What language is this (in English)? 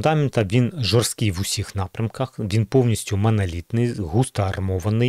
Ukrainian